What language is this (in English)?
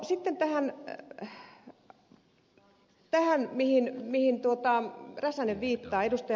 Finnish